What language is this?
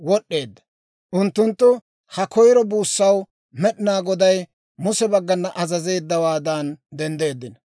Dawro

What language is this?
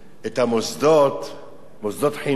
Hebrew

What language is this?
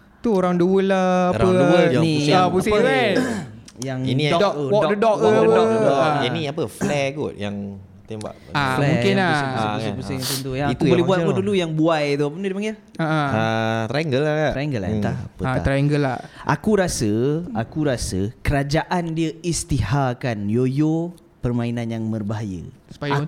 Malay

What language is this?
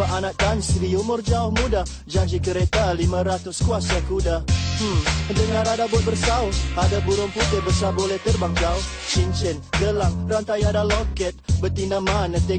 Malay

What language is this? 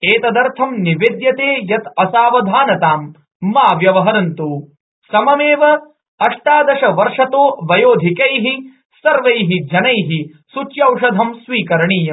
Sanskrit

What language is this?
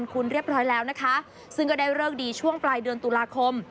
Thai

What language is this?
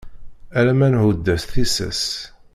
Kabyle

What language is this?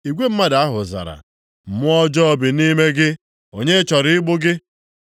Igbo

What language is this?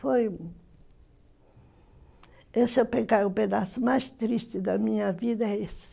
Portuguese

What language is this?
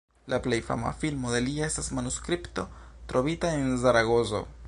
Esperanto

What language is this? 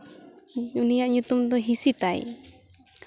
Santali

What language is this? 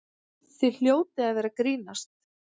Icelandic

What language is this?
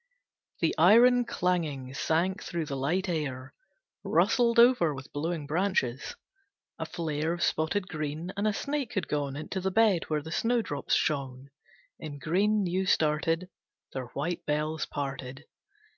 English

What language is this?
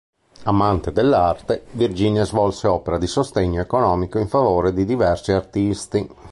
Italian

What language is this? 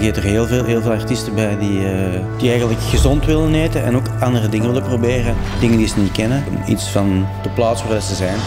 Dutch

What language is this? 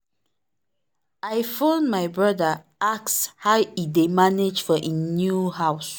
Nigerian Pidgin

